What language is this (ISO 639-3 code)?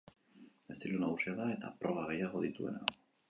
eus